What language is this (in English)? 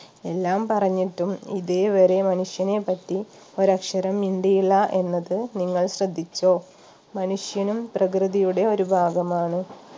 Malayalam